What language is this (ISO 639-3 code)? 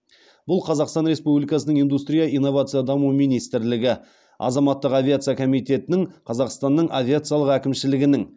kaz